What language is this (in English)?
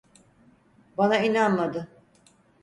Turkish